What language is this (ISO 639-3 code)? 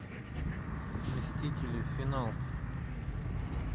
rus